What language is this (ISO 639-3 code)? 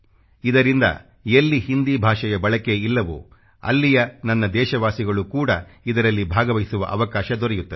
kan